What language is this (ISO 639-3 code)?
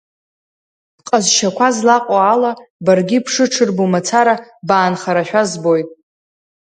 abk